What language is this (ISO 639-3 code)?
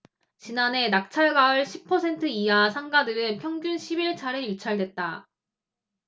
kor